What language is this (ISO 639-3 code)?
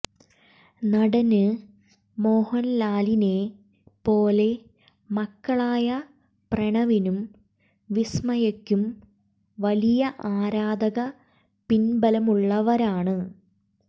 mal